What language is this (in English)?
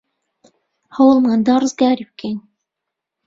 Central Kurdish